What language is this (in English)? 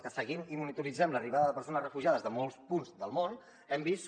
Catalan